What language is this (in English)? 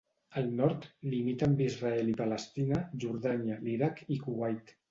Catalan